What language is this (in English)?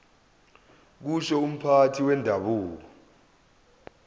Zulu